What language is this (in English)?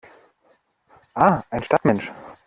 German